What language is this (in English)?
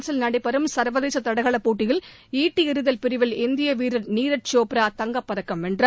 Tamil